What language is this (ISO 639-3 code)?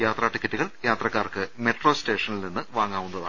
mal